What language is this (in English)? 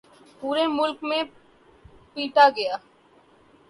Urdu